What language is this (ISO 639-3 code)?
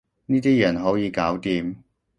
yue